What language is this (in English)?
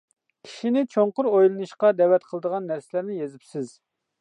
Uyghur